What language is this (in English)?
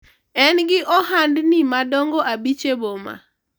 Luo (Kenya and Tanzania)